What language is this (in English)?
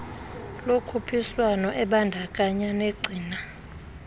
Xhosa